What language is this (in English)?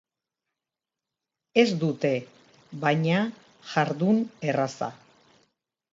Basque